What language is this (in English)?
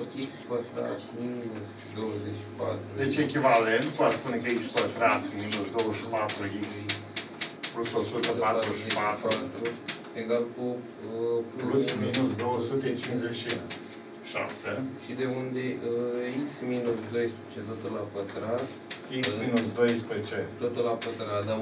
Romanian